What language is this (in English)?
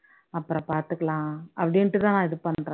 Tamil